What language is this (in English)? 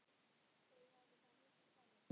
Icelandic